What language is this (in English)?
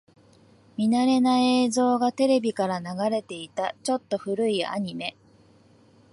Japanese